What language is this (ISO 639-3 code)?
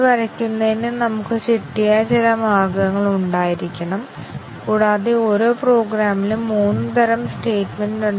mal